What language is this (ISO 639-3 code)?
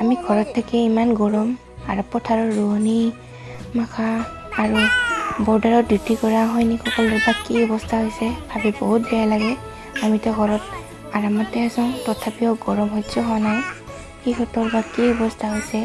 asm